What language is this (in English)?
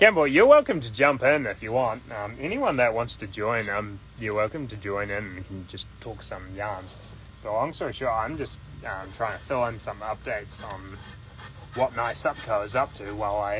English